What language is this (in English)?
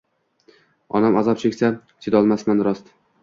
Uzbek